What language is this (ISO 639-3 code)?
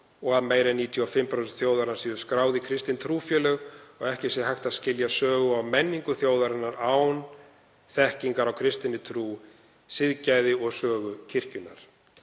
isl